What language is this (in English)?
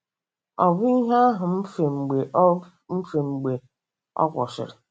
Igbo